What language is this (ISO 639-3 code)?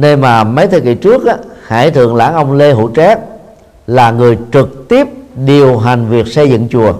vie